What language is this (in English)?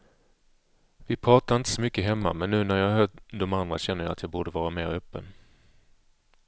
Swedish